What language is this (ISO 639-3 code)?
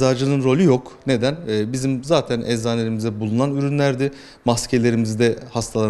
tur